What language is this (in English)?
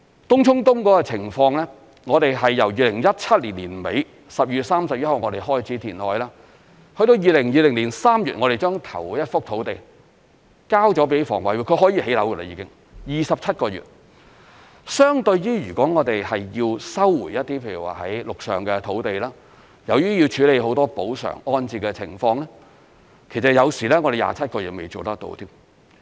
Cantonese